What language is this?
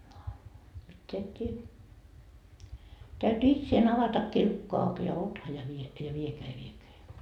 Finnish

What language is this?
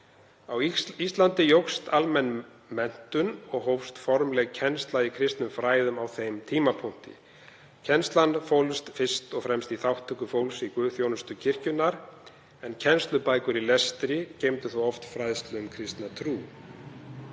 Icelandic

